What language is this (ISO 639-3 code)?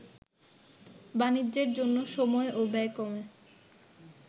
ben